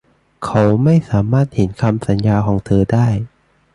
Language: Thai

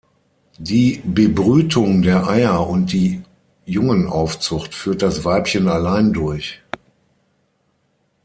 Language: German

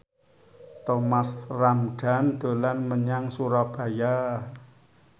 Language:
Javanese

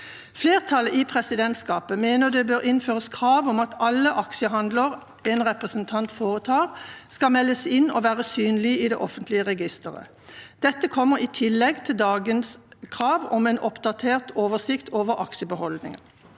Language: Norwegian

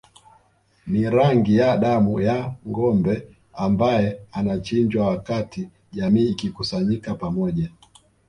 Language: Swahili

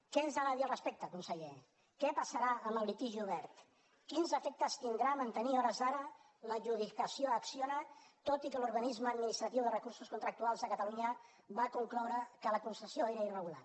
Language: Catalan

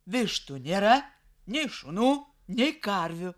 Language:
Lithuanian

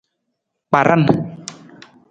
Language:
Nawdm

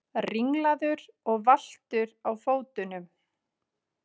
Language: Icelandic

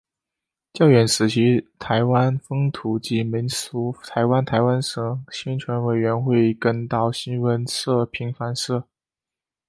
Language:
Chinese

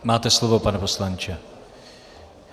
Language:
Czech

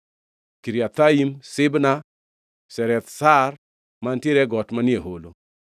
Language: Luo (Kenya and Tanzania)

